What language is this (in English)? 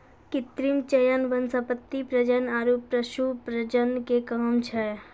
Maithili